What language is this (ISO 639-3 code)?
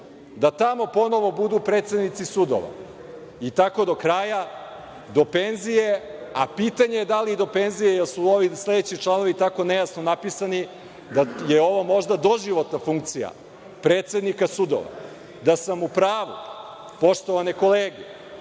srp